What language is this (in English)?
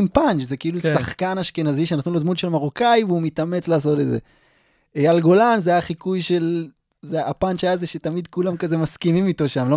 Hebrew